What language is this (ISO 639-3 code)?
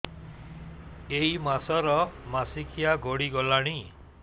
ori